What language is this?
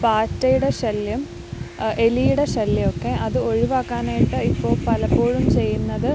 Malayalam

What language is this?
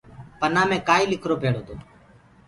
Gurgula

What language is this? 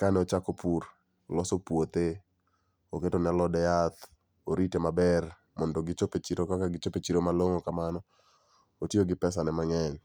Luo (Kenya and Tanzania)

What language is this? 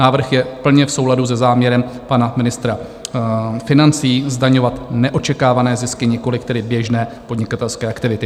Czech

